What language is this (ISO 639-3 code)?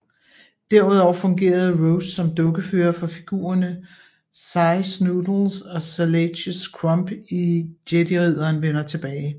dan